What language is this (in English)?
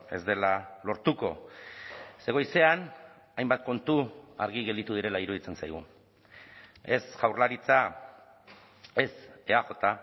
Basque